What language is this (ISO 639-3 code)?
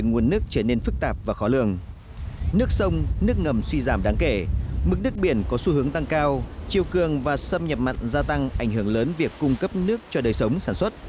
vie